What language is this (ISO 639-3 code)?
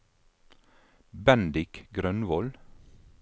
nor